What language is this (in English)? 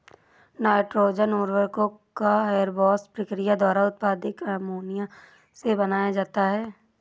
Hindi